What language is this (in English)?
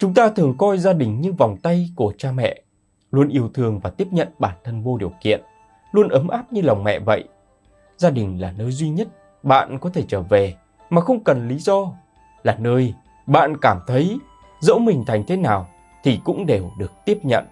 Vietnamese